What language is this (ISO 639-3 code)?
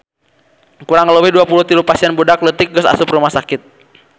sun